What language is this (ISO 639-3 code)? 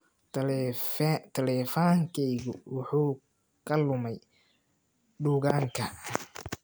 som